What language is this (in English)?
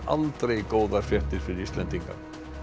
Icelandic